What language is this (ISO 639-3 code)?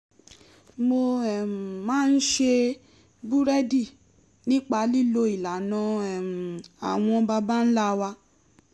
yor